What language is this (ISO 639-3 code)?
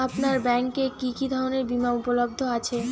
ben